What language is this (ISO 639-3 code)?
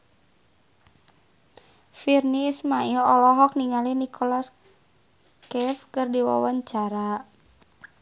sun